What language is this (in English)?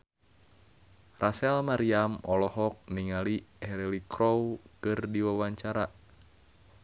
Sundanese